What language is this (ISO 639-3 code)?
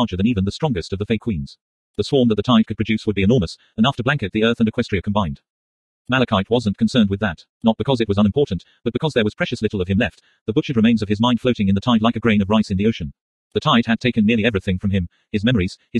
eng